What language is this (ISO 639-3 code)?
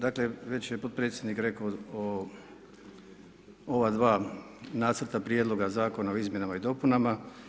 hrv